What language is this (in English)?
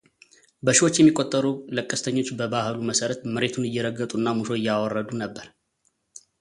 Amharic